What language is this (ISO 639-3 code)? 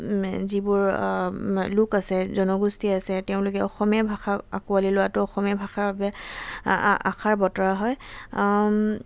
asm